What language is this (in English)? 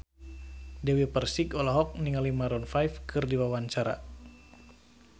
Sundanese